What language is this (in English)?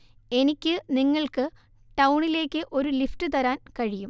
Malayalam